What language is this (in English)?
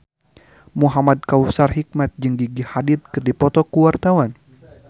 Sundanese